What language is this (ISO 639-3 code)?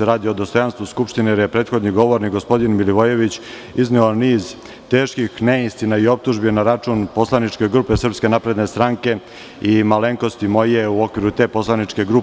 srp